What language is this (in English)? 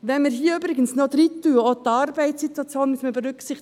Swiss German